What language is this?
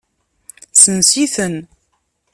Kabyle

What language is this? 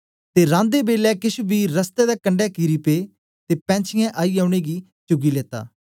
Dogri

